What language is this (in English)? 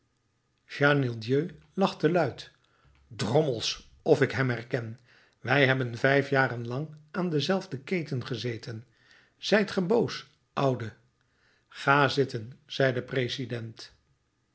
Dutch